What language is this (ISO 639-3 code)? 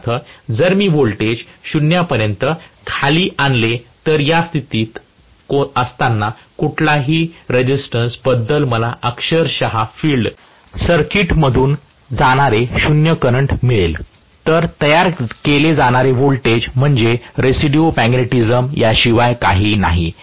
mar